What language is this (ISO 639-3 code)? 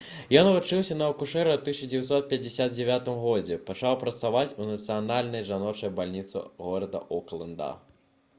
bel